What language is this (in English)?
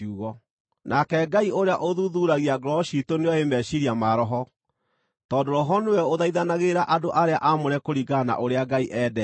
Kikuyu